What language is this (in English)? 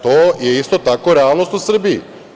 Serbian